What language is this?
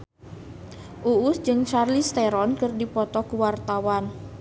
Sundanese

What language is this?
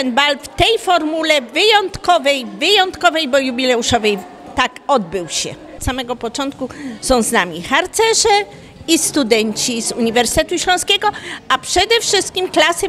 Polish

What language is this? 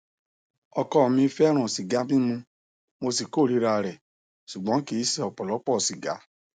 Yoruba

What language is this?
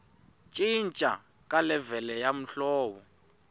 Tsonga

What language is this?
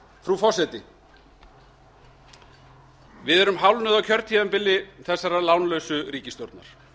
Icelandic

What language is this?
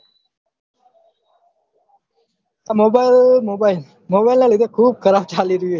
Gujarati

